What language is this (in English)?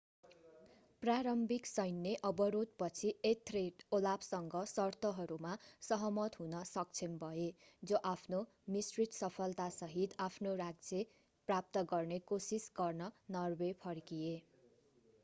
Nepali